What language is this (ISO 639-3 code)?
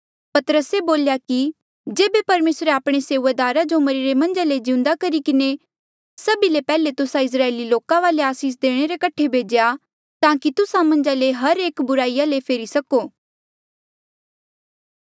mjl